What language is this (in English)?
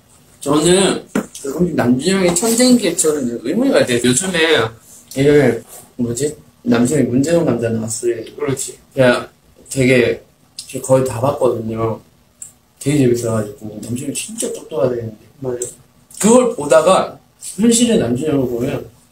Korean